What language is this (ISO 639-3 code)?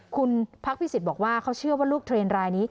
tha